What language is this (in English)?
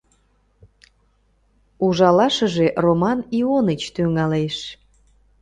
Mari